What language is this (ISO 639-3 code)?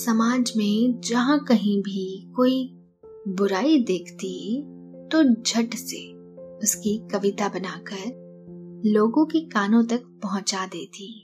hin